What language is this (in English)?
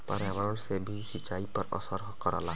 Bhojpuri